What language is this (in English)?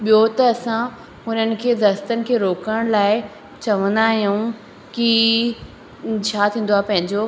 Sindhi